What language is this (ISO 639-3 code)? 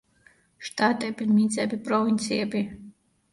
kat